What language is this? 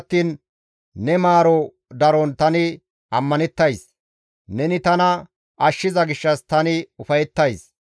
Gamo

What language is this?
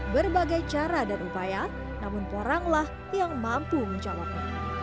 Indonesian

